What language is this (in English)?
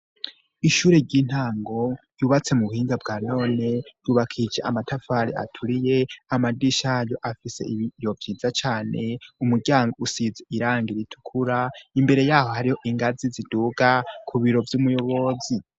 Rundi